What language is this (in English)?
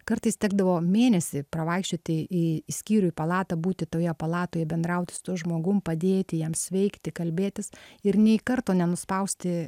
Lithuanian